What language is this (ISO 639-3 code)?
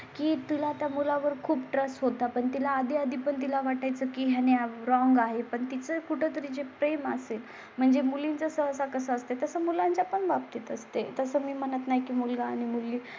mar